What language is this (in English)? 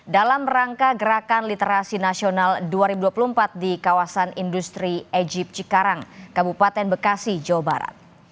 Indonesian